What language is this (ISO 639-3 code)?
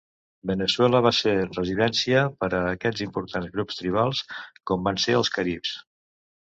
cat